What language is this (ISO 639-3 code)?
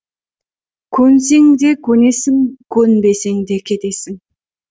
kaz